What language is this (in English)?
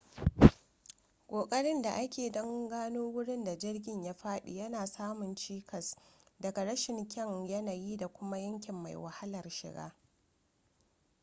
Hausa